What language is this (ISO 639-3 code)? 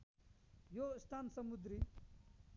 nep